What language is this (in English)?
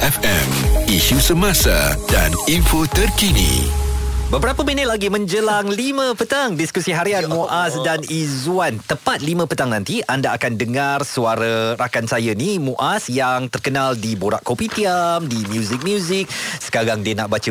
Malay